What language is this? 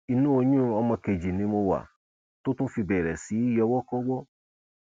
Yoruba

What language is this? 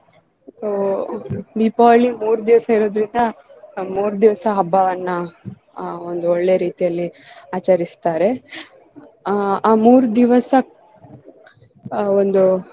Kannada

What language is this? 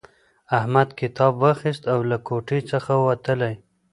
Pashto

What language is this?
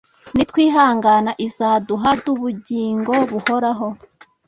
Kinyarwanda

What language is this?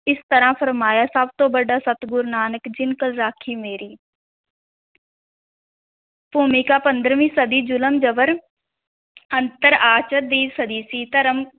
Punjabi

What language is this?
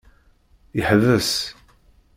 Kabyle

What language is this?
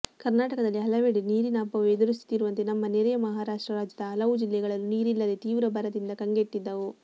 Kannada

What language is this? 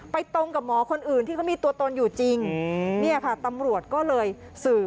Thai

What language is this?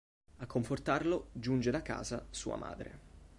Italian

